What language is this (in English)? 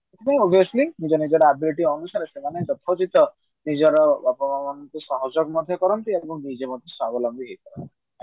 Odia